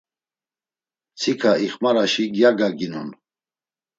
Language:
Laz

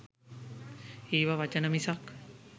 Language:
Sinhala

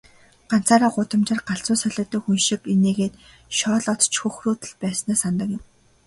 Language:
Mongolian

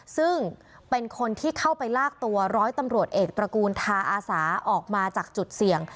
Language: Thai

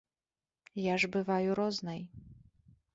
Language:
Belarusian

